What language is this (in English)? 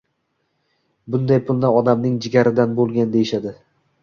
Uzbek